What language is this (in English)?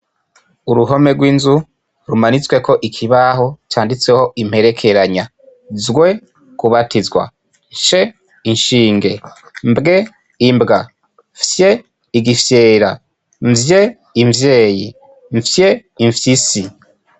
Rundi